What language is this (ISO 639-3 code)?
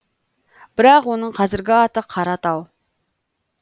kaz